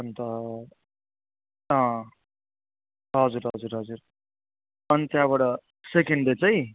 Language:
Nepali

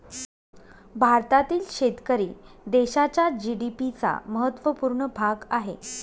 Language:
Marathi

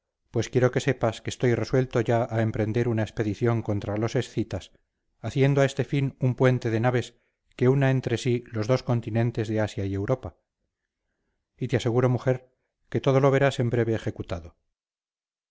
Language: Spanish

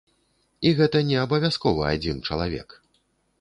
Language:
Belarusian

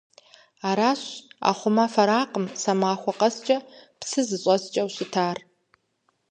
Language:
Kabardian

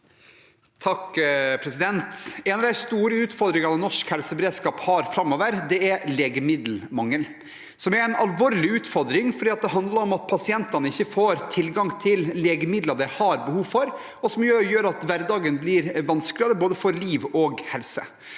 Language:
Norwegian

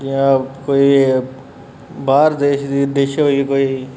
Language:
Dogri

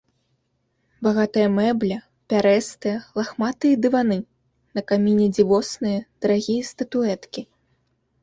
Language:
Belarusian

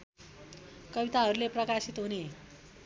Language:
Nepali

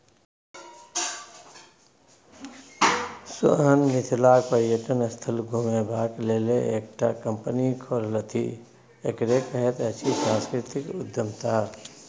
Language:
Maithili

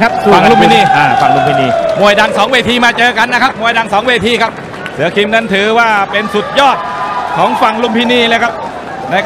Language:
Thai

